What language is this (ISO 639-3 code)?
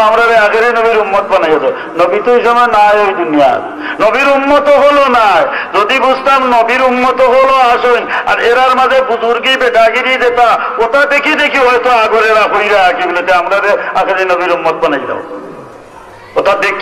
ara